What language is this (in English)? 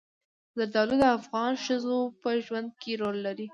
Pashto